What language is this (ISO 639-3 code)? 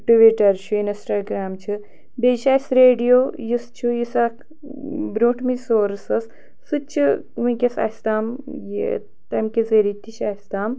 kas